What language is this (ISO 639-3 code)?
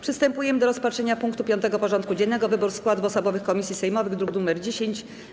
pol